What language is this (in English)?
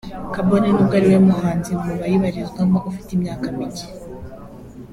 Kinyarwanda